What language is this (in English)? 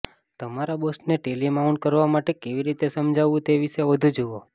Gujarati